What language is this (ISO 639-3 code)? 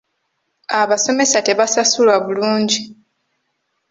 lug